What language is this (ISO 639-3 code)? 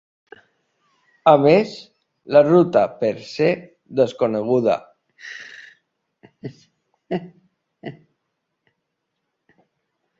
cat